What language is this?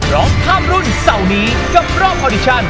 Thai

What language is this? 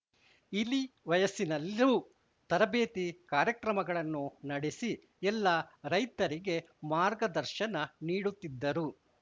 Kannada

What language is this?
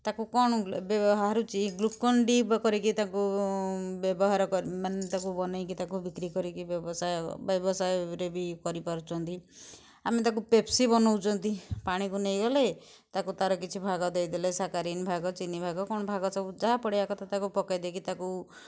Odia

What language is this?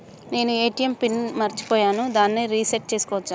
Telugu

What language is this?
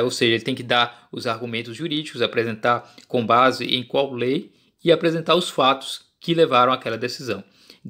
Portuguese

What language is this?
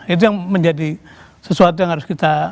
Indonesian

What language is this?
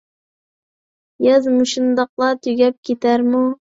Uyghur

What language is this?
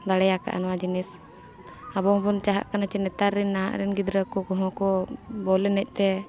Santali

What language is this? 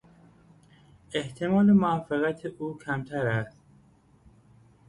Persian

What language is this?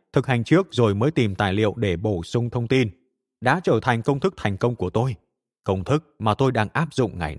Vietnamese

